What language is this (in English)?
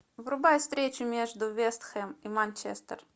Russian